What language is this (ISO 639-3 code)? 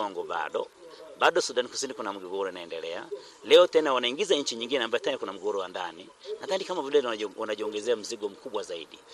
swa